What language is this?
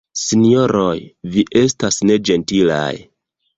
Esperanto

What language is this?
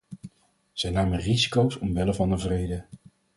Dutch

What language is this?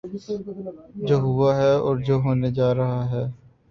Urdu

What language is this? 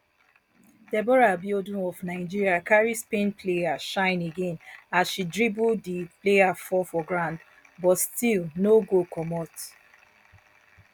Nigerian Pidgin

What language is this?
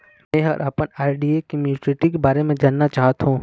Chhattisgarhi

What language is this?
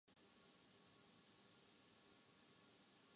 Urdu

